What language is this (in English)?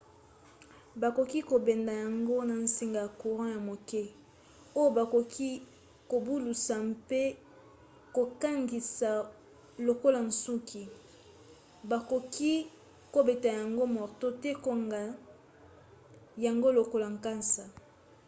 Lingala